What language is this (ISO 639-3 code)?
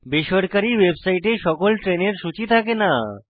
ben